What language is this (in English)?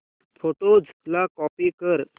Marathi